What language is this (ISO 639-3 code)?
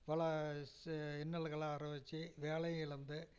tam